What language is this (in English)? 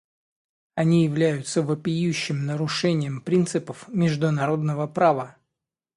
Russian